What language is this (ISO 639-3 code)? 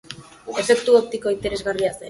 eus